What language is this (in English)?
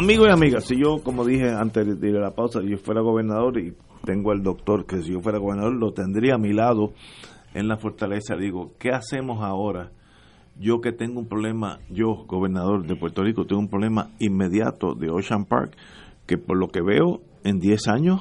Spanish